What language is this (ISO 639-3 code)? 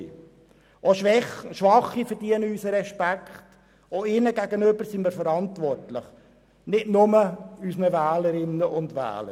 gsw